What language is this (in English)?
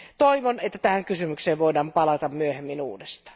Finnish